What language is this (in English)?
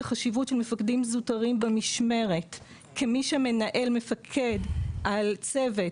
Hebrew